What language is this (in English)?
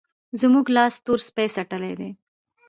Pashto